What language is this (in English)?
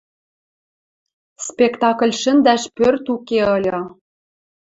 Western Mari